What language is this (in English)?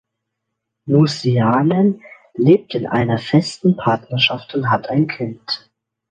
German